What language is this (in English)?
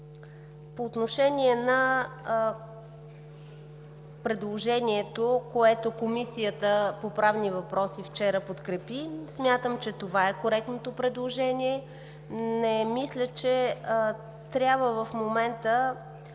Bulgarian